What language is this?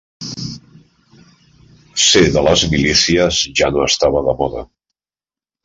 Catalan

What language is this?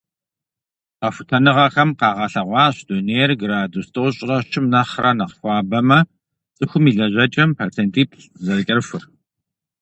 Kabardian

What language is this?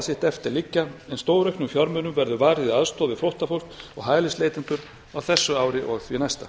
Icelandic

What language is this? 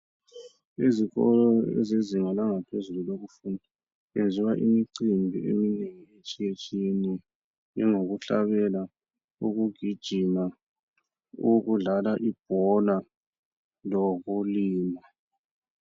North Ndebele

